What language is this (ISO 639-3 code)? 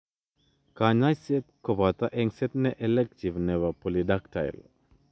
kln